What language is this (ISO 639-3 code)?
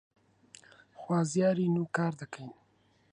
ckb